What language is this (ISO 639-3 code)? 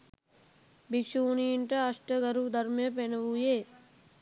sin